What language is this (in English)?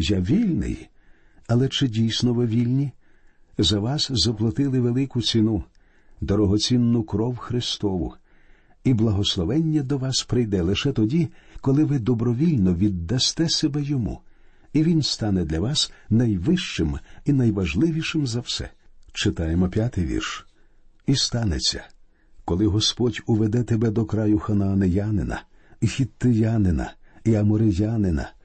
Ukrainian